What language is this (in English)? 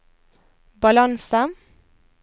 Norwegian